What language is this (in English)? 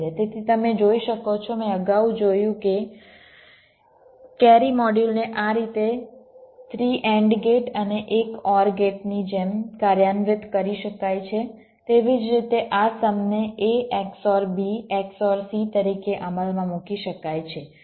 Gujarati